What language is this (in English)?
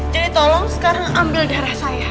Indonesian